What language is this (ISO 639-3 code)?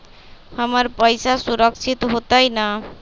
mag